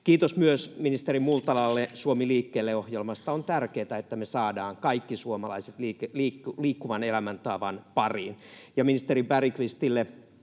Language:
Finnish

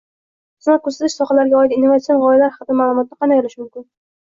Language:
Uzbek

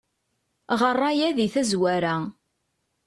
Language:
Kabyle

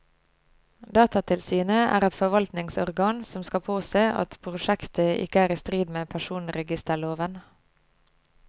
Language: Norwegian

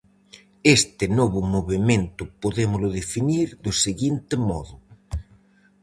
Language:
Galician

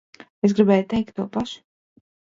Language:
Latvian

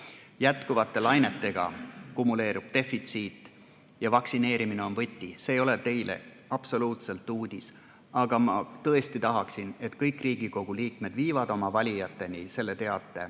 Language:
Estonian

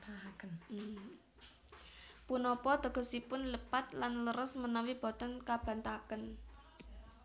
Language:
Javanese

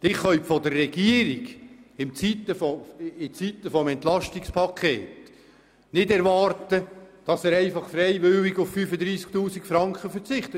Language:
Swiss German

